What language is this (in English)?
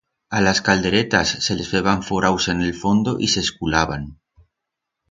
Aragonese